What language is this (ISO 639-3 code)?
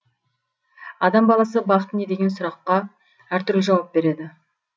kaz